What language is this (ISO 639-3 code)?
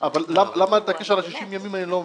heb